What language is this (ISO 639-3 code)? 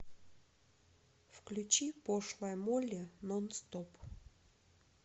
rus